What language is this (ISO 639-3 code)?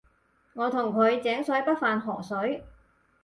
yue